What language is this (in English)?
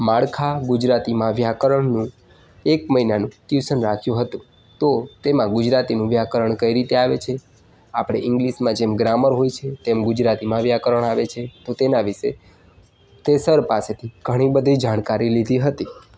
Gujarati